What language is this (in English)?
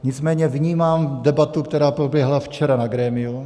Czech